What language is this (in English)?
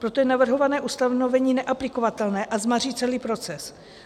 Czech